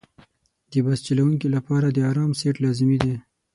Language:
Pashto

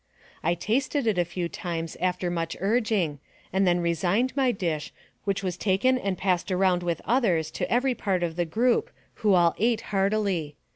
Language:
English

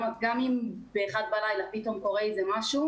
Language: Hebrew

